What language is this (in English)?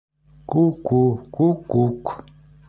Bashkir